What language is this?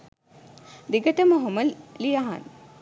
Sinhala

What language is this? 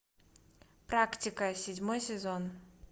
Russian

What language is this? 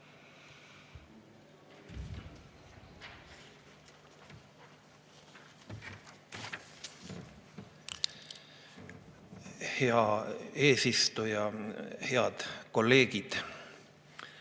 Estonian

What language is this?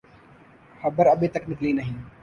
Urdu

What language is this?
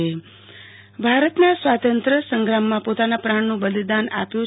Gujarati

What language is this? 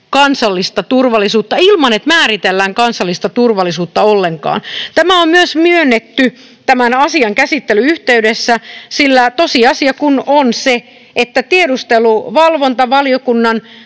Finnish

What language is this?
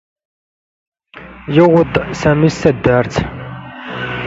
Standard Moroccan Tamazight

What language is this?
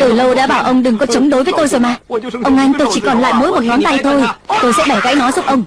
Vietnamese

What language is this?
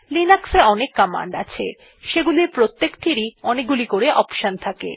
Bangla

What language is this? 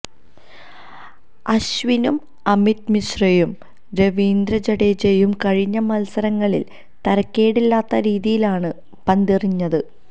Malayalam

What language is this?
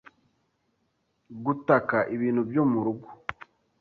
Kinyarwanda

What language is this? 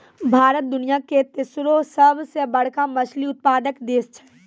Maithili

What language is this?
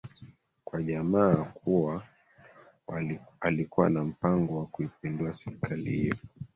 Swahili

